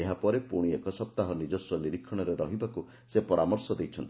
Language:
Odia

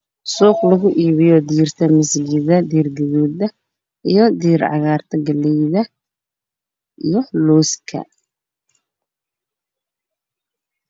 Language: Somali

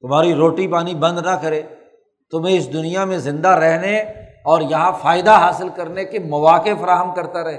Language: Urdu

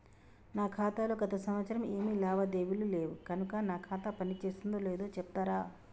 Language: Telugu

